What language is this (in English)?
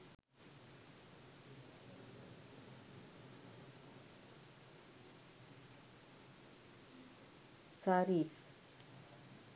Sinhala